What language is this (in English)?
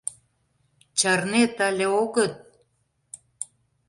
Mari